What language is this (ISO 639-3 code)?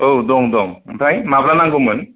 brx